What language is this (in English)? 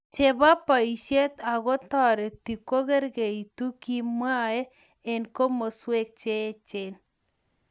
Kalenjin